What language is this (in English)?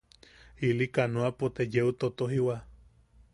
Yaqui